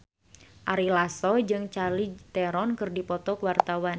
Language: Sundanese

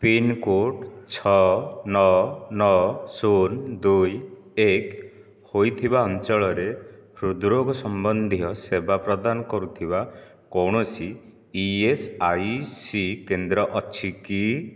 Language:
Odia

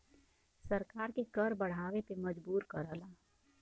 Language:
Bhojpuri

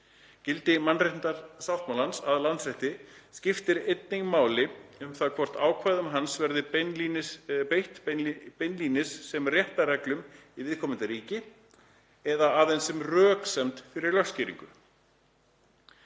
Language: Icelandic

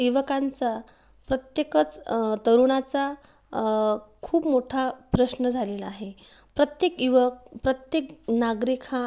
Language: Marathi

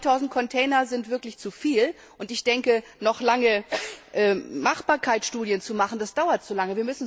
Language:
German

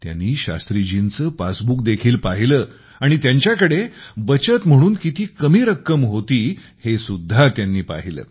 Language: Marathi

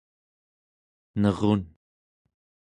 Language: Central Yupik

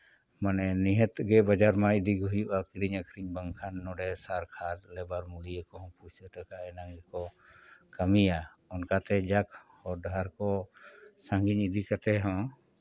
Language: Santali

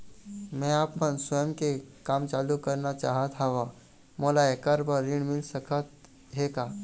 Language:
Chhattisgarhi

